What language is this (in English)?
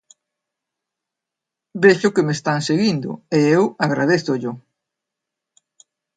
Galician